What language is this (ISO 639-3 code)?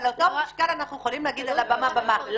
heb